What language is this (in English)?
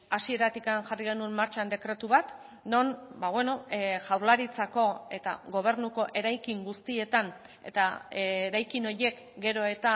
Basque